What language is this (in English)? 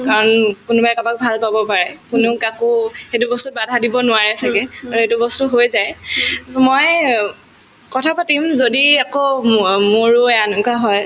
Assamese